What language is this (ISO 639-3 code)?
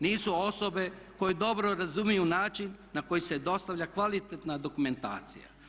hrv